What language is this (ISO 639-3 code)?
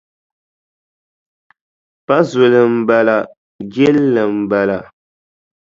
dag